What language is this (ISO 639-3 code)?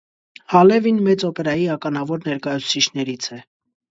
hye